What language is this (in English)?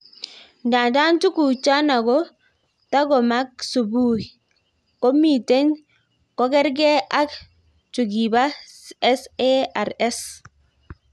Kalenjin